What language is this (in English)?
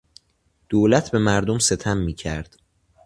Persian